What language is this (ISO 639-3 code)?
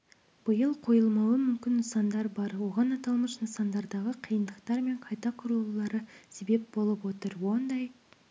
kaz